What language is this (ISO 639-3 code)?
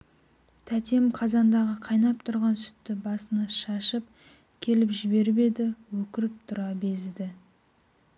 kaz